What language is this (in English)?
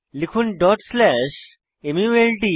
Bangla